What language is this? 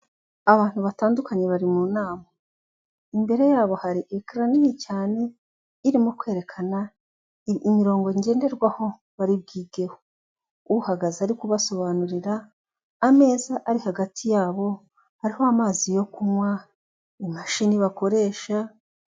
Kinyarwanda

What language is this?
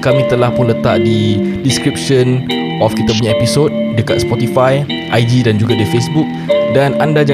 Malay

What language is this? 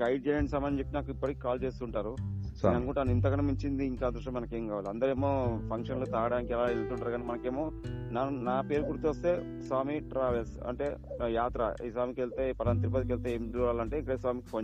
Telugu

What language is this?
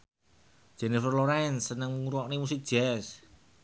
Javanese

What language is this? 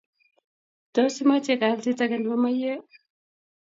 Kalenjin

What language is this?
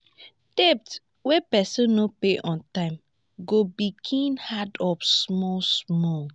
Nigerian Pidgin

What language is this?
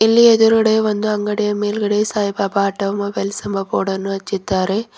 Kannada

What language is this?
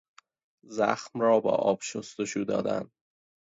Persian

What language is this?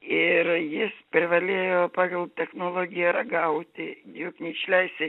Lithuanian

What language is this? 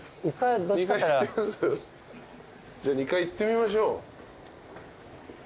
Japanese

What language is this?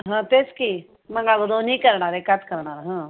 Marathi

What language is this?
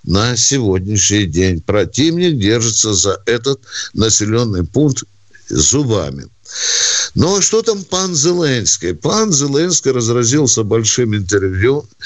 Russian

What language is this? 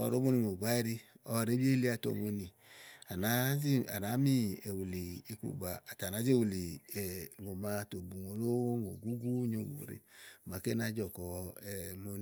Igo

